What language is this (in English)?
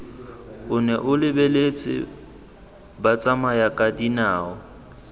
Tswana